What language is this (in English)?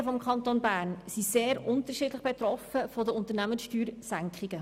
Swiss German